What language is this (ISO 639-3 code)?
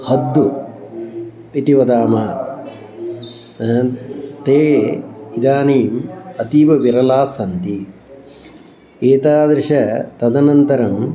san